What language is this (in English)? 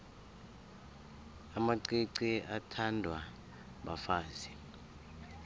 South Ndebele